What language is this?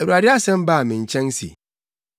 Akan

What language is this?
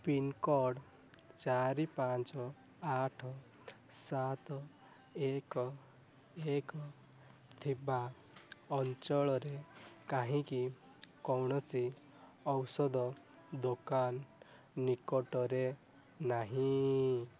Odia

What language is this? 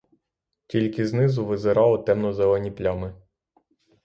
Ukrainian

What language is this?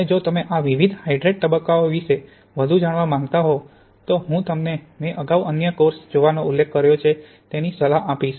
Gujarati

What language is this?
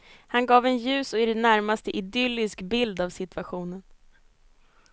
Swedish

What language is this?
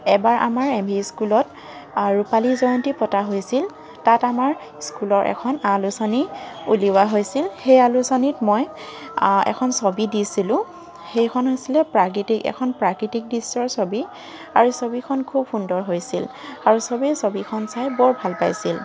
Assamese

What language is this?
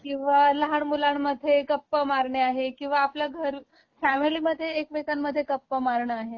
Marathi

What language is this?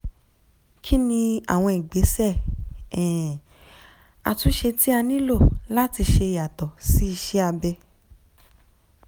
Yoruba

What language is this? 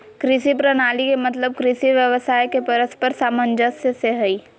Magahi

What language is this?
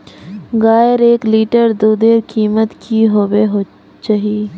Magahi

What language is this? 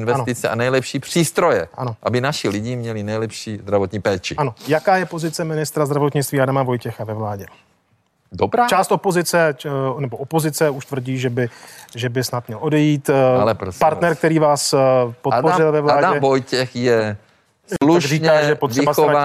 Czech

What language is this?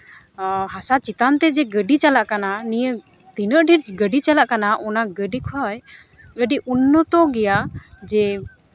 Santali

